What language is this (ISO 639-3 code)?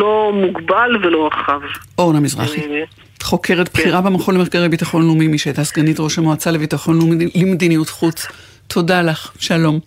heb